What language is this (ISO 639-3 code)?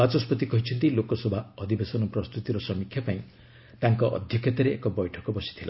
ori